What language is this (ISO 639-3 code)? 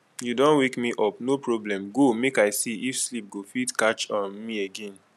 pcm